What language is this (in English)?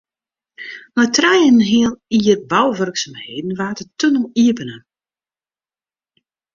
Western Frisian